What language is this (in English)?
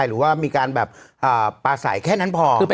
Thai